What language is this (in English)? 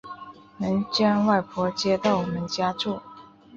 Chinese